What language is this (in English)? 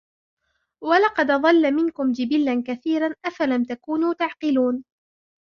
Arabic